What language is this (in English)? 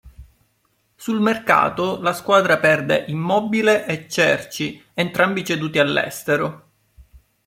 Italian